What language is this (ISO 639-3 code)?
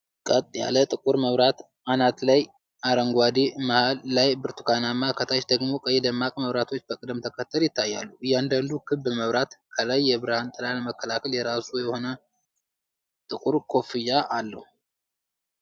amh